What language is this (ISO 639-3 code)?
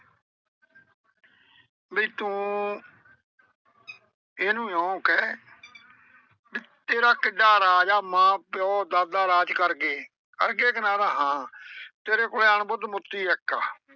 pan